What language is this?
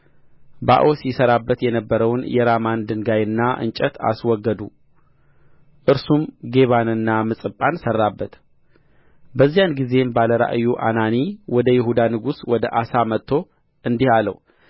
Amharic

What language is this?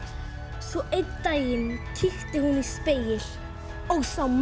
Icelandic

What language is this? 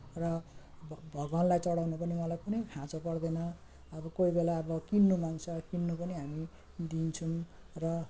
Nepali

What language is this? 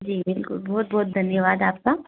Hindi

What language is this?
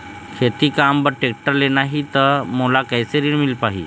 Chhattisgarhi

